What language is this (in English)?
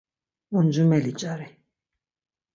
Laz